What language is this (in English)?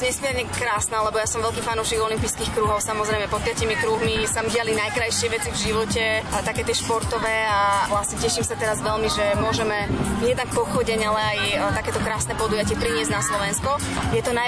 Slovak